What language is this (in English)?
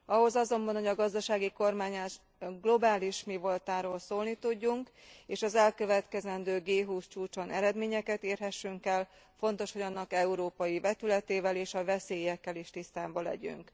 Hungarian